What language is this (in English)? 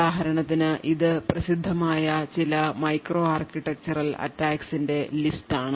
Malayalam